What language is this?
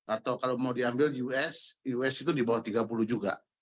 Indonesian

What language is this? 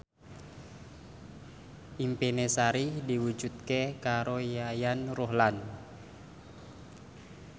Javanese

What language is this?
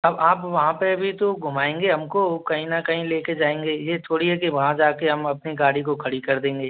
Hindi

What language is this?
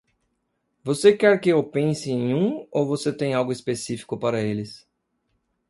Portuguese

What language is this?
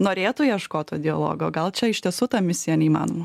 Lithuanian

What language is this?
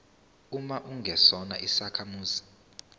Zulu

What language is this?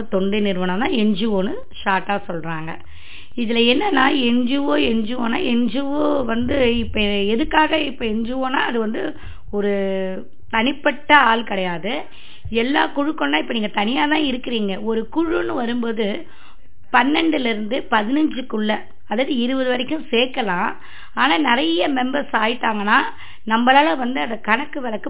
Tamil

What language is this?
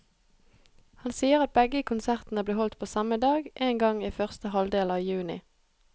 Norwegian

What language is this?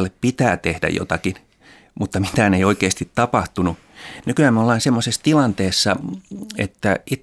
Finnish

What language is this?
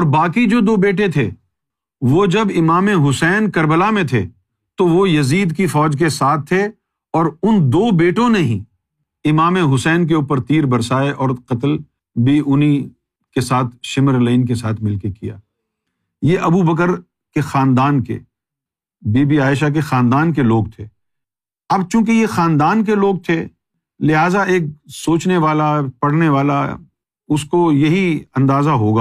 Urdu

